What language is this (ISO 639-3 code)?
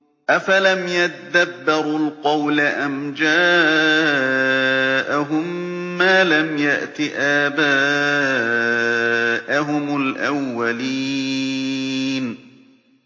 ara